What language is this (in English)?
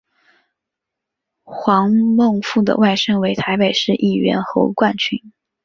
Chinese